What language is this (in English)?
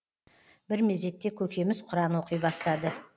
Kazakh